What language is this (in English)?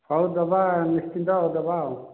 Odia